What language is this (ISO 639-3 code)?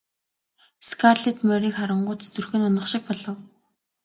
mon